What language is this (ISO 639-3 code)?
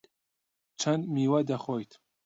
ckb